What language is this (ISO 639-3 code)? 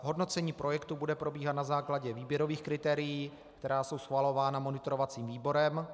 ces